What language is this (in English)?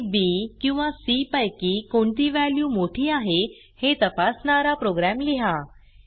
Marathi